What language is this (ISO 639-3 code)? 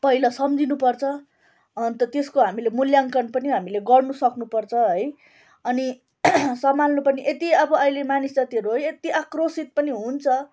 nep